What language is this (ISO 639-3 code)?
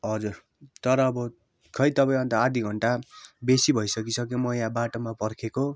nep